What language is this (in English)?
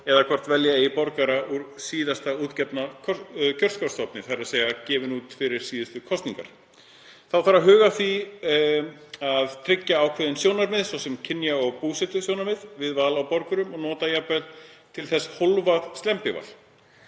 Icelandic